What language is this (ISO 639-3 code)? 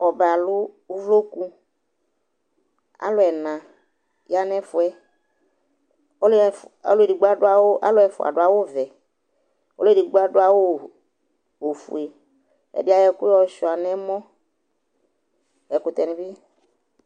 kpo